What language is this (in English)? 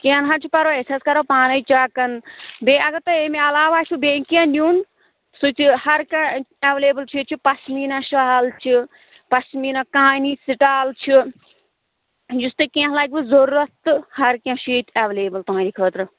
Kashmiri